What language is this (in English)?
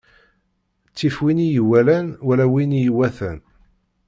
Kabyle